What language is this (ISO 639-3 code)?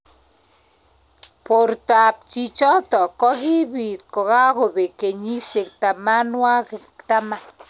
kln